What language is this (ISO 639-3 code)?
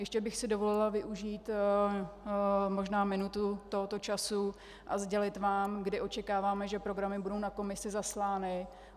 ces